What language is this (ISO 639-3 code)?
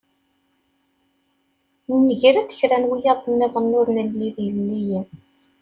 kab